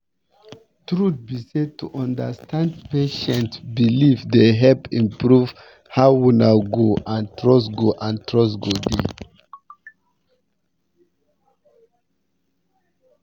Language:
Nigerian Pidgin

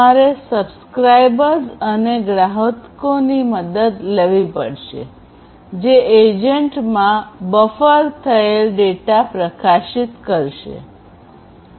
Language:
Gujarati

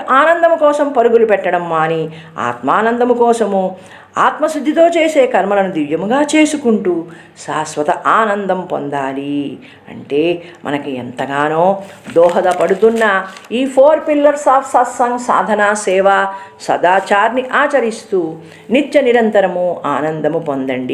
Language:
Telugu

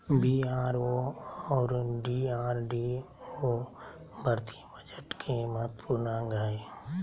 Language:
Magahi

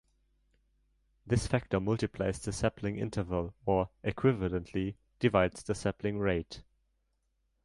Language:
English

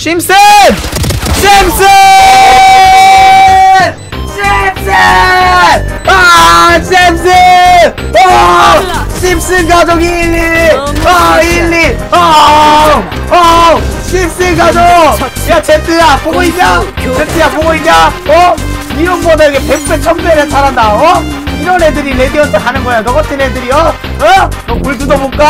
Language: Korean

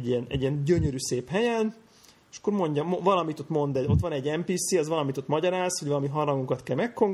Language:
Hungarian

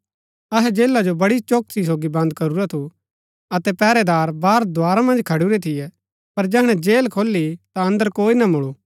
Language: Gaddi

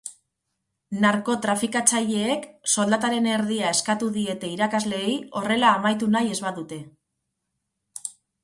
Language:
Basque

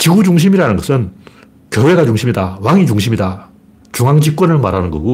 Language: Korean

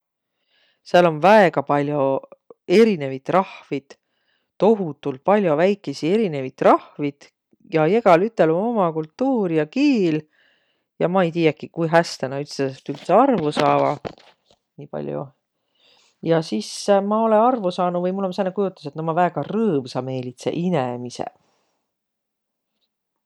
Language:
Võro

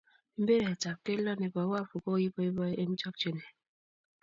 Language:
Kalenjin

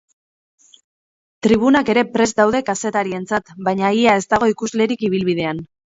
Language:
Basque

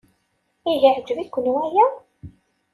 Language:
Kabyle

